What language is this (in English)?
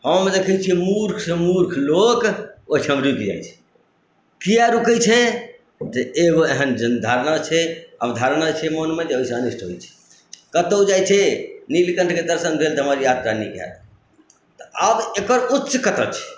Maithili